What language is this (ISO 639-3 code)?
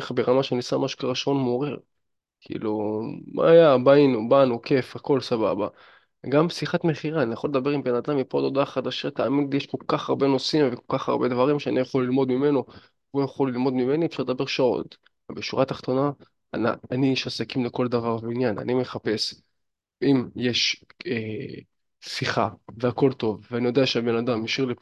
heb